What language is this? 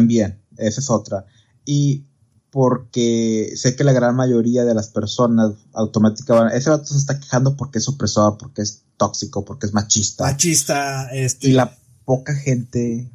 Spanish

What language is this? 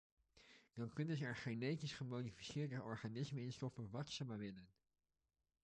Dutch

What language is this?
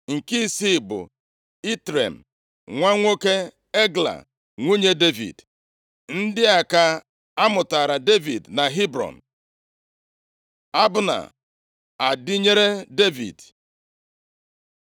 Igbo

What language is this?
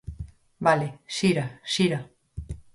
Galician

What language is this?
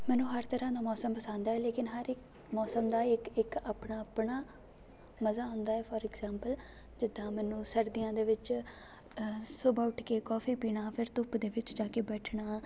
Punjabi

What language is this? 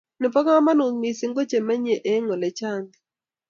Kalenjin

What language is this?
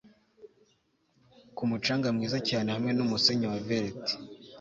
Kinyarwanda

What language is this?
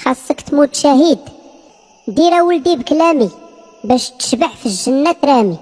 Arabic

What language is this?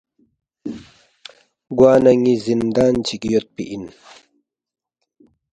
Balti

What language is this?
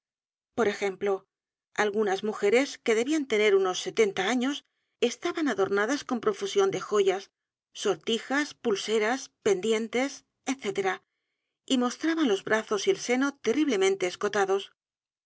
Spanish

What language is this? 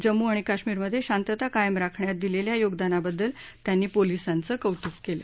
Marathi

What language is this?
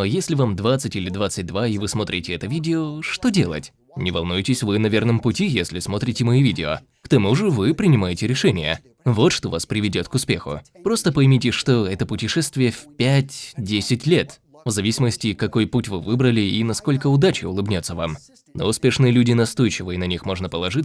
Russian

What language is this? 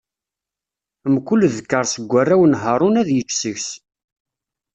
Kabyle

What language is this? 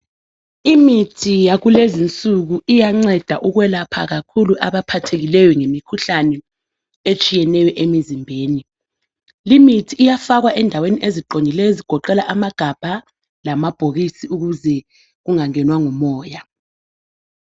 North Ndebele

